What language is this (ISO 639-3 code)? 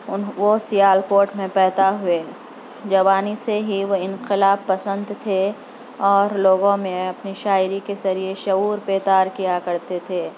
urd